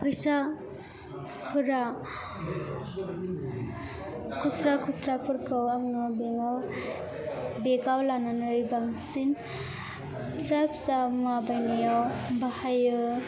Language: Bodo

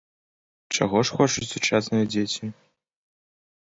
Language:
Belarusian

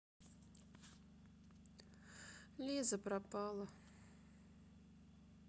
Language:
Russian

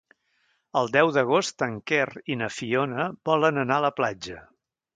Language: Catalan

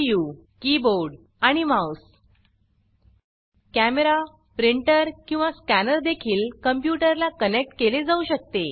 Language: Marathi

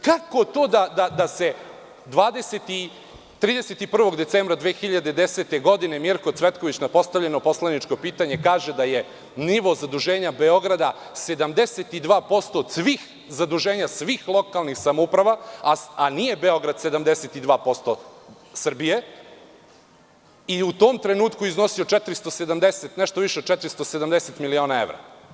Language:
Serbian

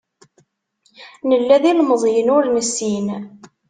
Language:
Kabyle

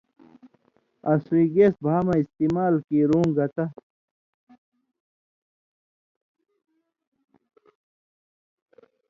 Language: Indus Kohistani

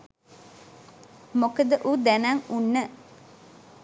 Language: Sinhala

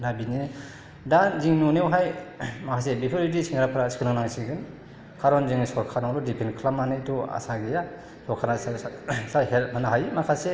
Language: Bodo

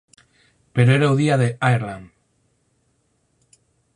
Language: Galician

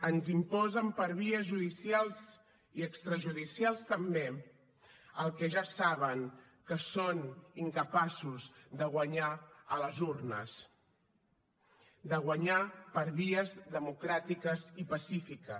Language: Catalan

